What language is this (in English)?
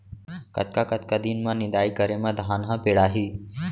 Chhattisgarhi